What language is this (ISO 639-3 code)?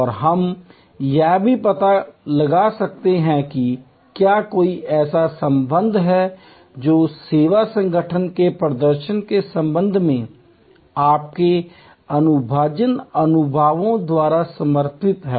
hin